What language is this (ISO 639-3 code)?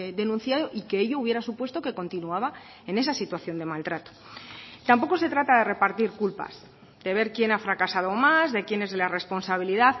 spa